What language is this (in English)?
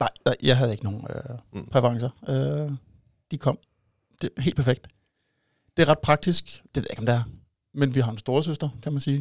Danish